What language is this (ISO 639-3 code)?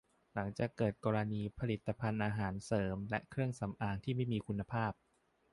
tha